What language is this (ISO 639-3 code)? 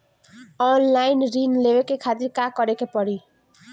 bho